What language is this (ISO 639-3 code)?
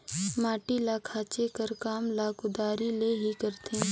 hne